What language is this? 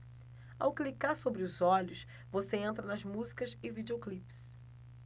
Portuguese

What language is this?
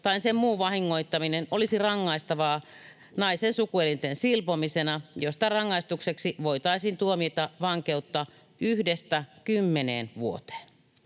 Finnish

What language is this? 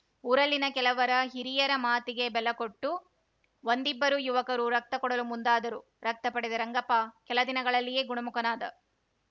Kannada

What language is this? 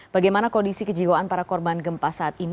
Indonesian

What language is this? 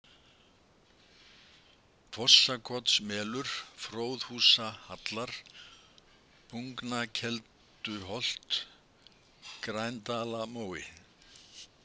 Icelandic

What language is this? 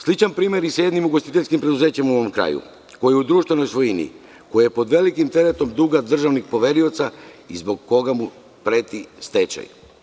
Serbian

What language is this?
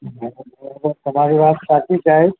Gujarati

